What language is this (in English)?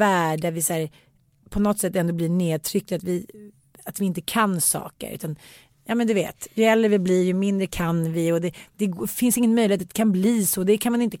Swedish